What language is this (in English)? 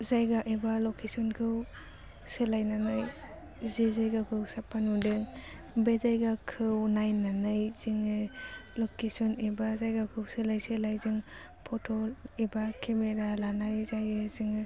Bodo